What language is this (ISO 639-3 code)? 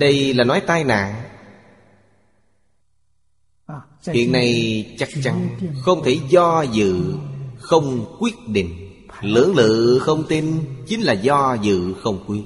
vie